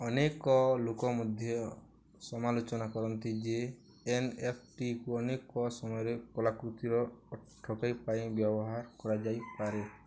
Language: Odia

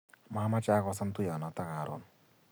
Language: Kalenjin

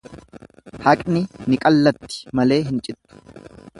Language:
Oromo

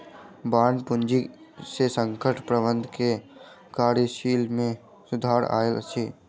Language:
Maithili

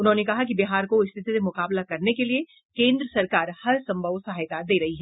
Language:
Hindi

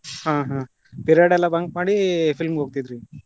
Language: Kannada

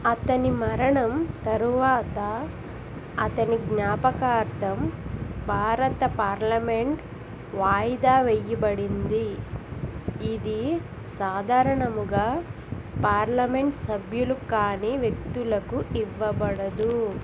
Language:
Telugu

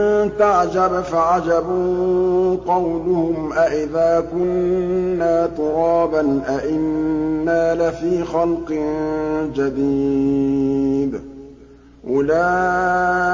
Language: Arabic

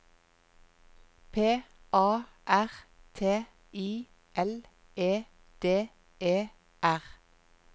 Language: Norwegian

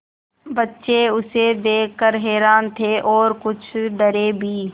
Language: Hindi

